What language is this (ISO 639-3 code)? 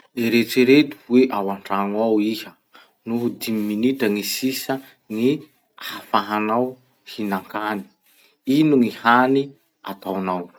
msh